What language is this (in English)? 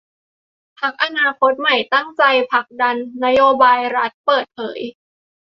Thai